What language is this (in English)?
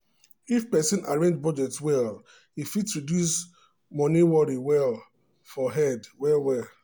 Nigerian Pidgin